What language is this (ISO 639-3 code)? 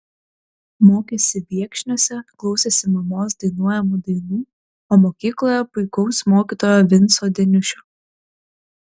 lit